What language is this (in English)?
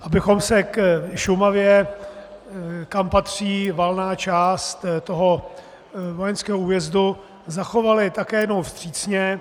Czech